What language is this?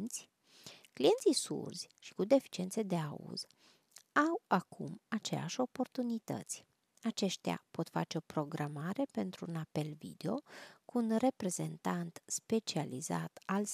Romanian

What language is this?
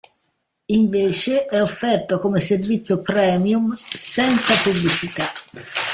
Italian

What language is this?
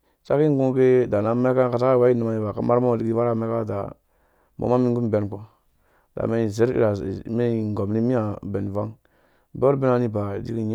Dũya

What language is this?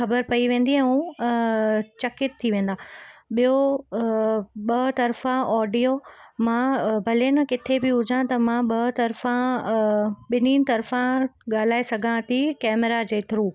Sindhi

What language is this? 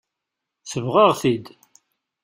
Kabyle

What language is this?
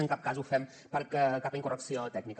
Catalan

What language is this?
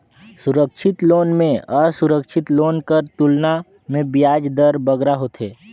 Chhattisgarhi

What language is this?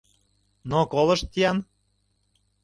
Mari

